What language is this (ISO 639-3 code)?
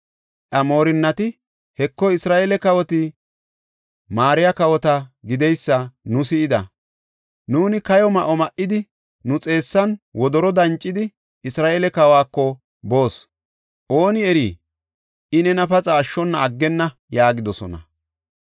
gof